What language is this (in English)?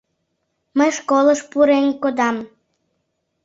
Mari